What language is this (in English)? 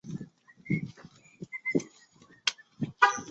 Chinese